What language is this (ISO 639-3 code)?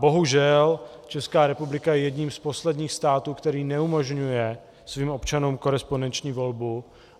ces